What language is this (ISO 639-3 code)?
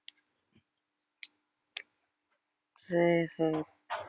tam